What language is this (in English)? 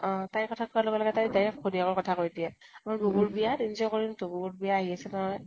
Assamese